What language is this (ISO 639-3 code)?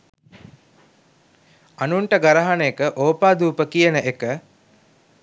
sin